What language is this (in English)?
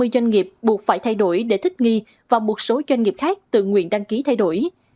Vietnamese